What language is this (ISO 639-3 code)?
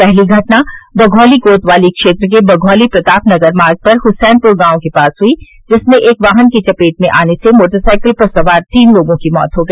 hin